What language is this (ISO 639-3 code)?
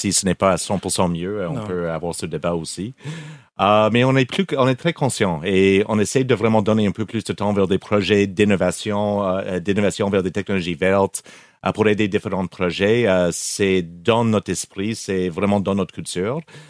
fra